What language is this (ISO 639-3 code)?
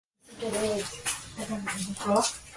grn